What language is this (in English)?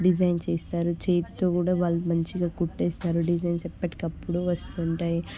Telugu